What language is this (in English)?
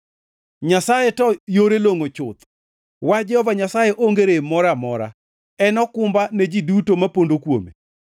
Luo (Kenya and Tanzania)